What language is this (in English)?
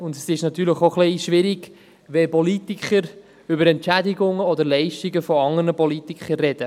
Swiss German